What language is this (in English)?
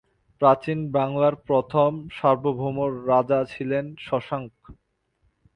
Bangla